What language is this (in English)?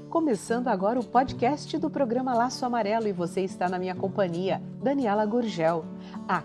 Portuguese